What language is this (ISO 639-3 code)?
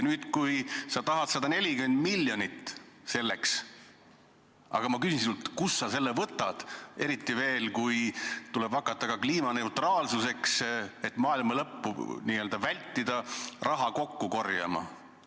est